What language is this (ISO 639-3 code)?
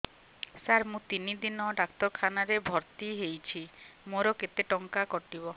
ori